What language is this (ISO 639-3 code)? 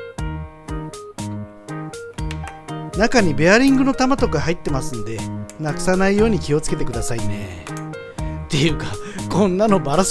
jpn